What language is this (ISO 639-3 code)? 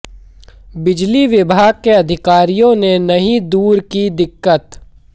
hin